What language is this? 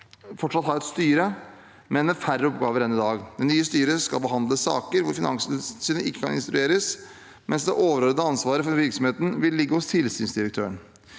Norwegian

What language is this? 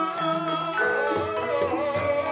Indonesian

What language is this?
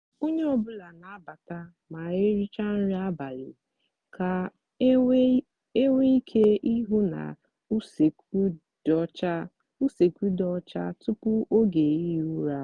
Igbo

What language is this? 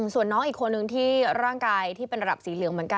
Thai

